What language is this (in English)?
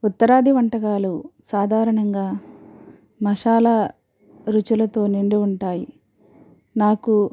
Telugu